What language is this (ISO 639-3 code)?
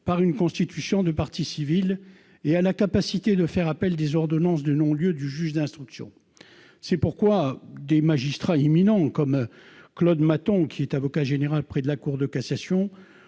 fra